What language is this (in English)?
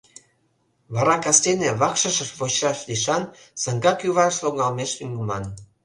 Mari